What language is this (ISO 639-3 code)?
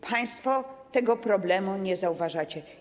pol